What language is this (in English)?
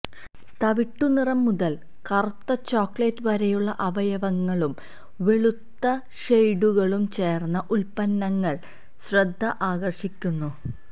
Malayalam